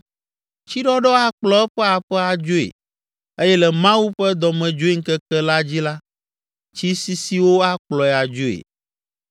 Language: Ewe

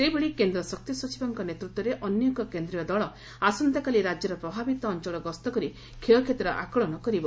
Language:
Odia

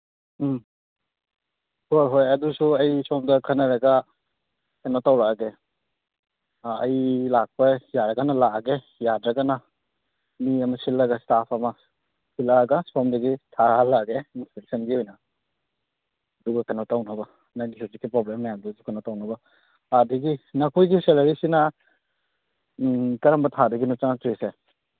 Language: Manipuri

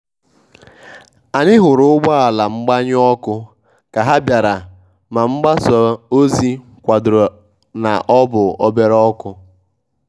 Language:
Igbo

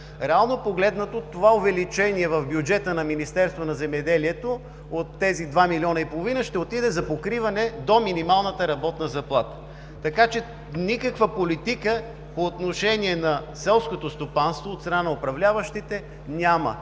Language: Bulgarian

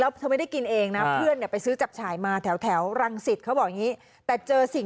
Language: Thai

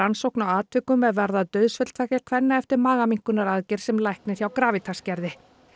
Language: Icelandic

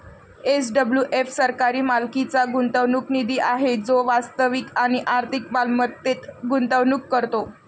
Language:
Marathi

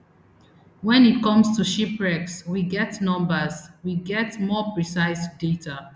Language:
Nigerian Pidgin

